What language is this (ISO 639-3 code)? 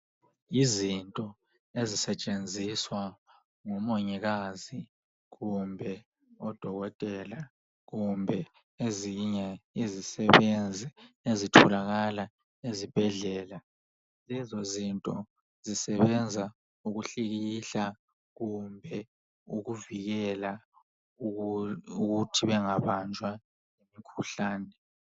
nde